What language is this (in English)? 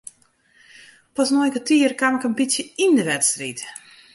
Western Frisian